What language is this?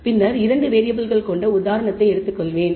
Tamil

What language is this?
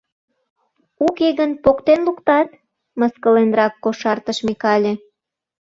Mari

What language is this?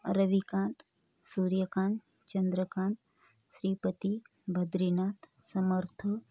Marathi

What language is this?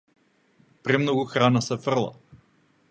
Macedonian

